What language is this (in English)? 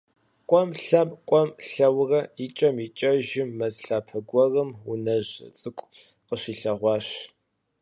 Kabardian